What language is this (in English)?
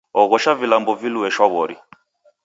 Taita